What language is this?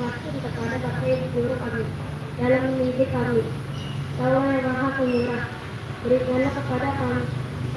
Indonesian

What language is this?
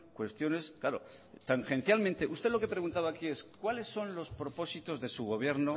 Spanish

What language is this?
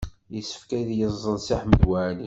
Kabyle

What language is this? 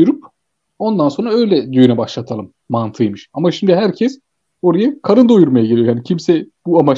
Turkish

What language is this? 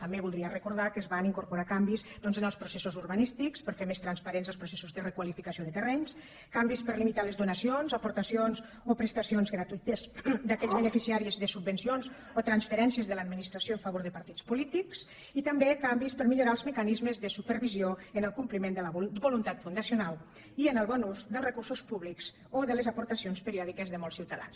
Catalan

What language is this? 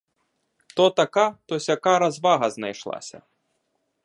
Ukrainian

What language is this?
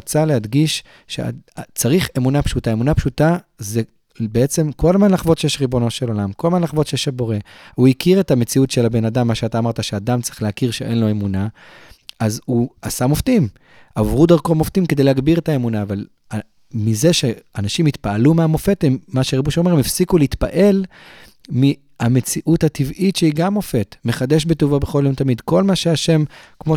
Hebrew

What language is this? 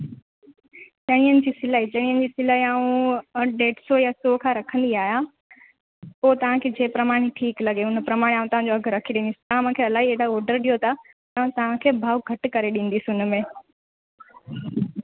Sindhi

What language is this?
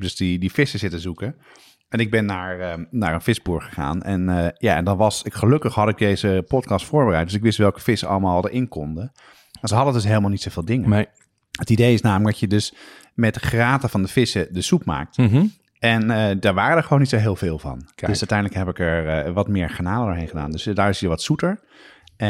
Dutch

